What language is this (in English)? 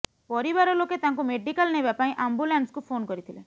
Odia